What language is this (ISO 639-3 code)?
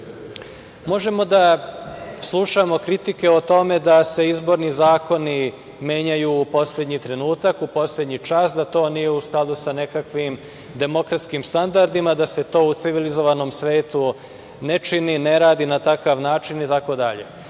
srp